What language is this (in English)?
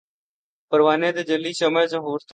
Urdu